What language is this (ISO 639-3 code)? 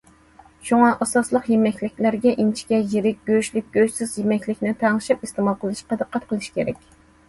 uig